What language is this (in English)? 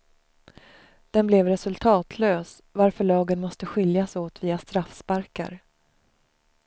Swedish